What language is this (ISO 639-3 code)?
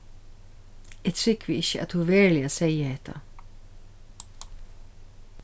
fao